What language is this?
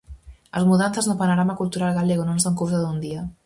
Galician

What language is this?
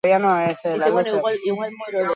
Basque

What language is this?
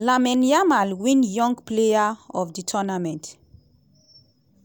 Nigerian Pidgin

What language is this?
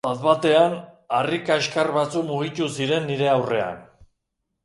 Basque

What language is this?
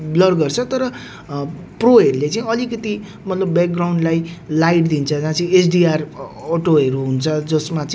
Nepali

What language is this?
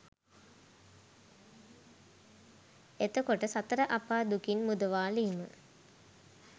Sinhala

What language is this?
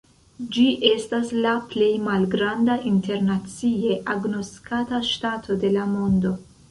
Esperanto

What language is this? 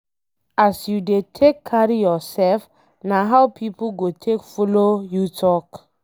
Nigerian Pidgin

